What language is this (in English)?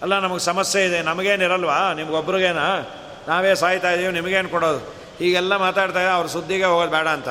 Kannada